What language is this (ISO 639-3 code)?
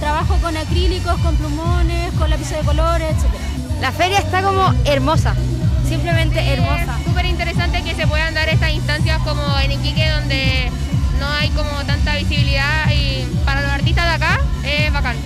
spa